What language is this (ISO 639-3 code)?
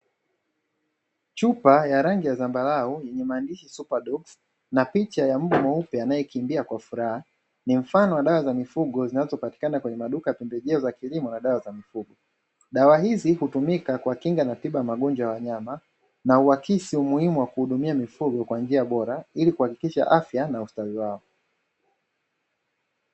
swa